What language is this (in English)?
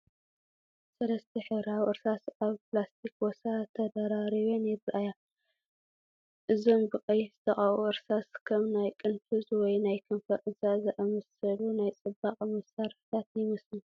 Tigrinya